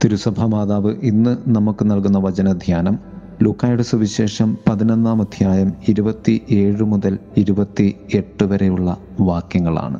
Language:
Malayalam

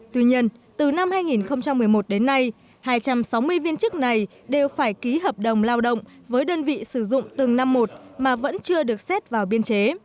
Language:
Vietnamese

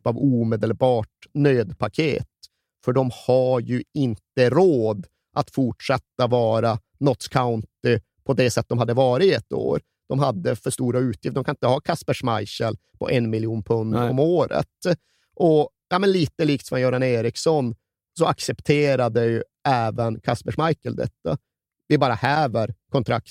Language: Swedish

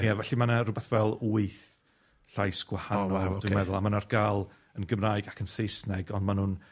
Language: Welsh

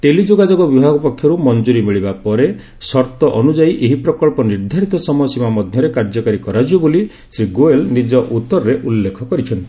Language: Odia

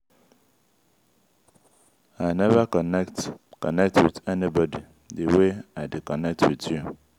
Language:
Nigerian Pidgin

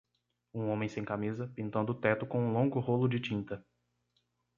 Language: Portuguese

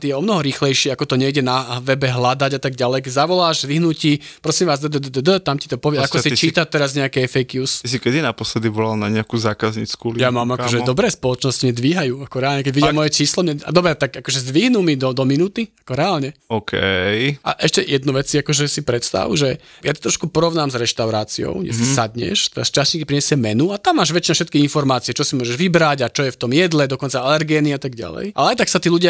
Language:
Slovak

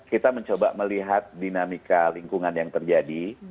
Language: Indonesian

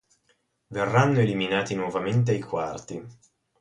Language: Italian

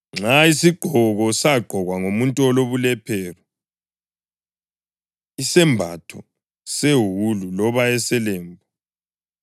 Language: North Ndebele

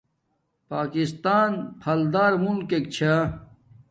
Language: Domaaki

